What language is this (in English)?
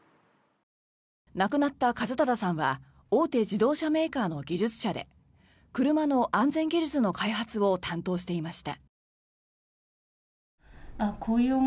Japanese